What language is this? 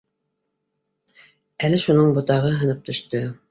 Bashkir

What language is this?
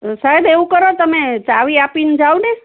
Gujarati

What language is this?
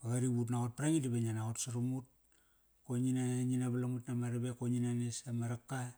Kairak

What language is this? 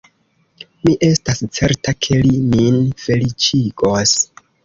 Esperanto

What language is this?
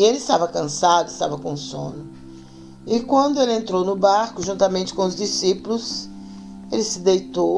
Portuguese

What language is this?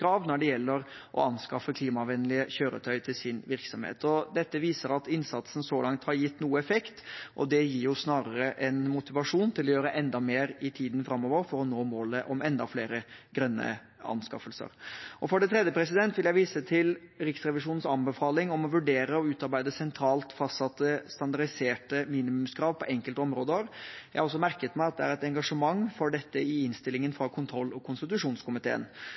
Norwegian Bokmål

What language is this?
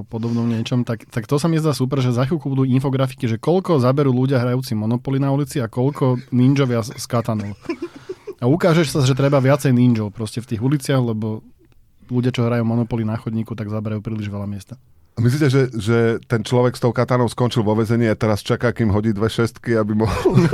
Slovak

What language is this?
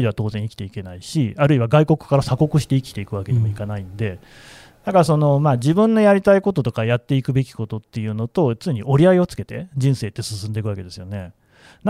Japanese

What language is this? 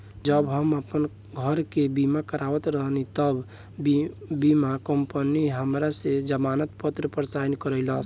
Bhojpuri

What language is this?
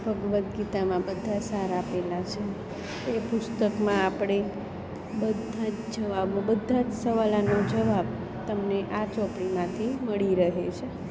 Gujarati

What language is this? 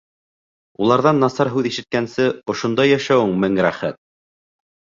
Bashkir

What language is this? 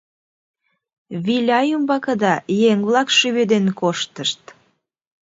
Mari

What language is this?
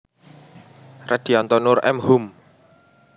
Javanese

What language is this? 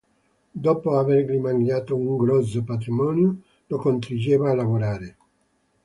Italian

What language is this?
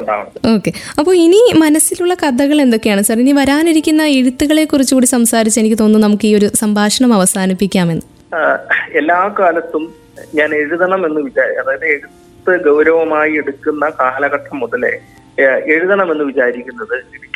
Malayalam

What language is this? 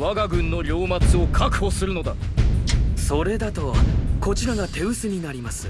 Japanese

